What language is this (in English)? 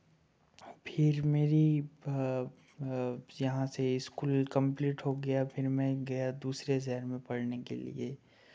Hindi